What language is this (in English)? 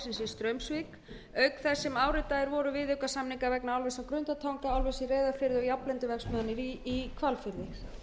Icelandic